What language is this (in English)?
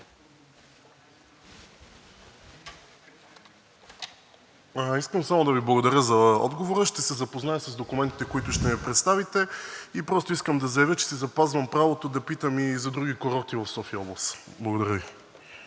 Bulgarian